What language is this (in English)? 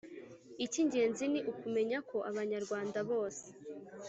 Kinyarwanda